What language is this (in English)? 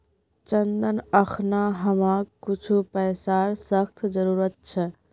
Magahi